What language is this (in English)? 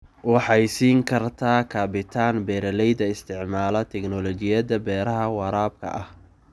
Somali